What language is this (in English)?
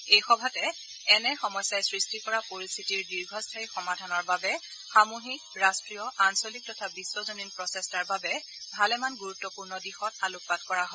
Assamese